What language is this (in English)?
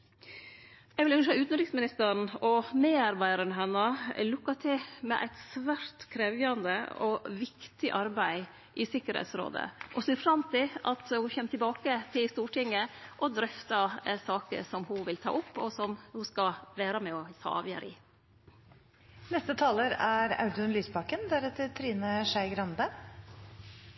Norwegian